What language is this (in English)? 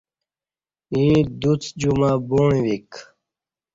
Kati